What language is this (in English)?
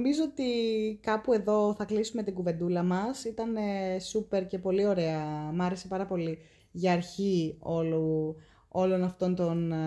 Greek